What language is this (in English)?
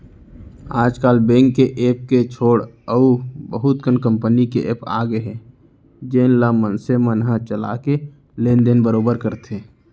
Chhattisgarhi